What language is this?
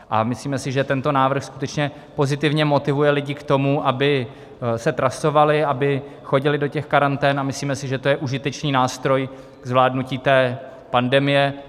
Czech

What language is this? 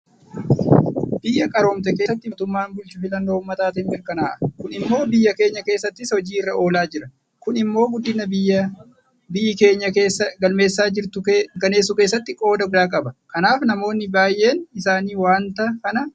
Oromo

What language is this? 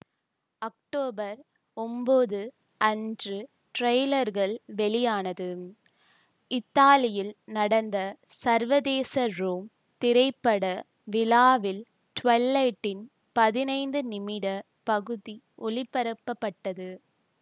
Tamil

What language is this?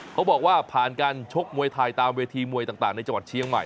Thai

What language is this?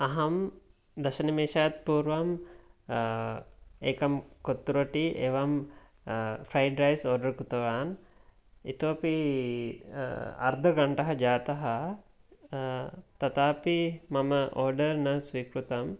Sanskrit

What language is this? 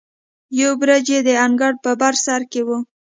Pashto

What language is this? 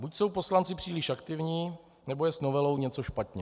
Czech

